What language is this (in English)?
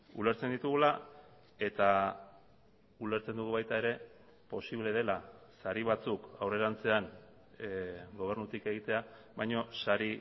Basque